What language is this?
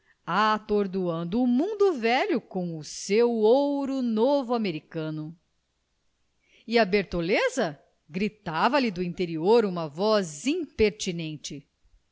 Portuguese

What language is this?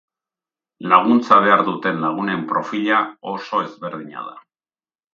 Basque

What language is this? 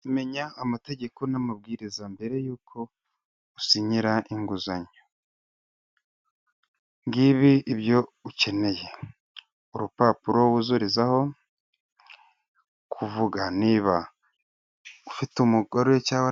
Kinyarwanda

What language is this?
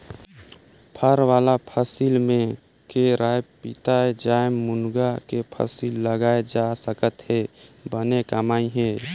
Chhattisgarhi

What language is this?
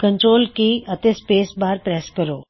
Punjabi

